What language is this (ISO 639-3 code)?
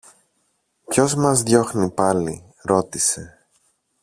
ell